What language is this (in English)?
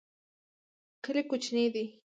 Pashto